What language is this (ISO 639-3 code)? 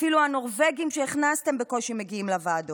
heb